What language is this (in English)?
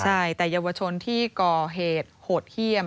Thai